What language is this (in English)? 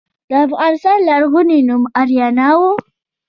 Pashto